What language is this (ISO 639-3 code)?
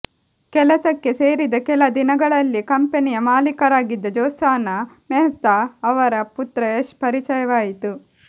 kan